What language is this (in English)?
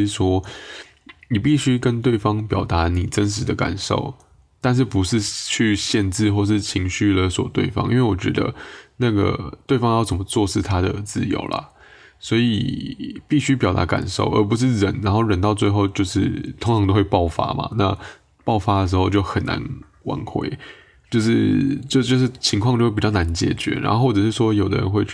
Chinese